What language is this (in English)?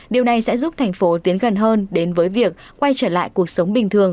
Vietnamese